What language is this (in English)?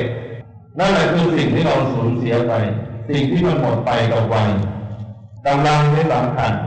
Thai